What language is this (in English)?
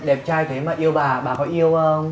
Vietnamese